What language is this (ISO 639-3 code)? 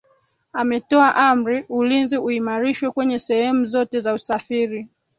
swa